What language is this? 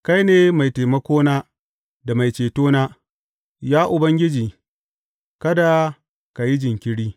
Hausa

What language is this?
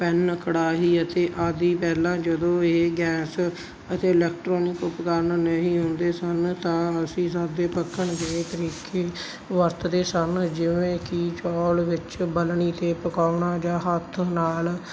Punjabi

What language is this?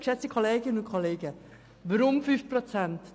Swiss German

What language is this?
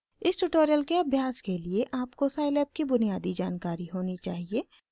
Hindi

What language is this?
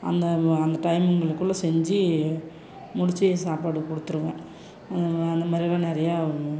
Tamil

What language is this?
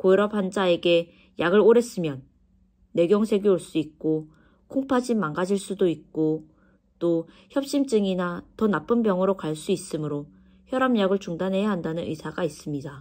Korean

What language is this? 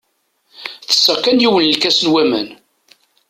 Kabyle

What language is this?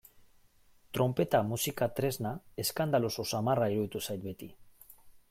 Basque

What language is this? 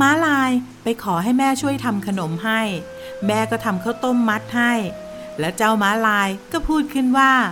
Thai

